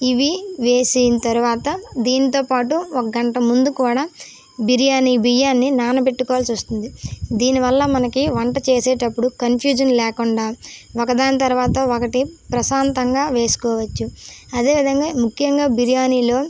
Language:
Telugu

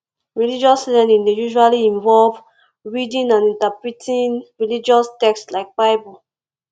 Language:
Nigerian Pidgin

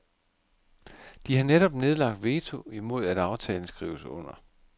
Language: Danish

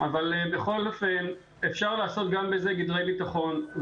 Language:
Hebrew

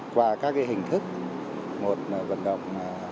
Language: Vietnamese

